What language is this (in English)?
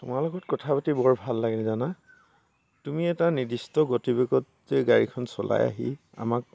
Assamese